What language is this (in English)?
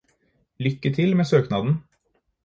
Norwegian Bokmål